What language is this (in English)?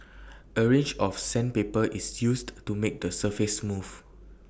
English